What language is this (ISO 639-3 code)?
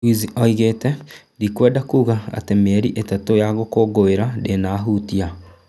kik